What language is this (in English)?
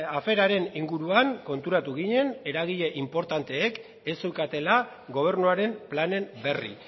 Basque